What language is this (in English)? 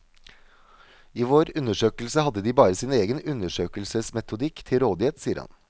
Norwegian